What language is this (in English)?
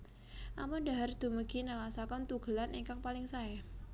Javanese